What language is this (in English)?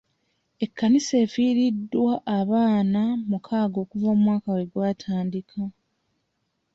Ganda